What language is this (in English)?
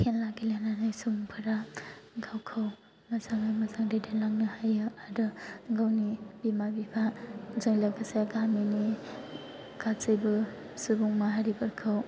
Bodo